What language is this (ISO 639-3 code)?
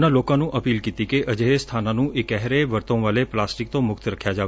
pan